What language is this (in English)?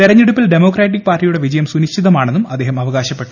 Malayalam